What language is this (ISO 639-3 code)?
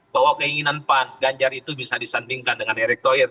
ind